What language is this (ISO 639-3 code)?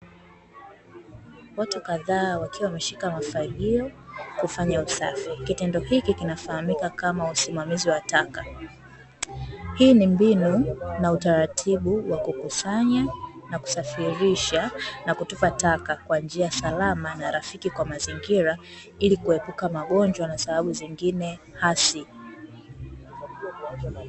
swa